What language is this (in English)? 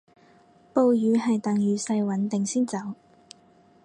Cantonese